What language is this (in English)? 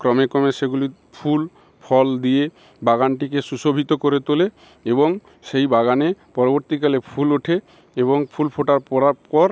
Bangla